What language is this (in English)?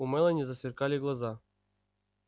Russian